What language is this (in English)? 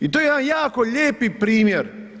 Croatian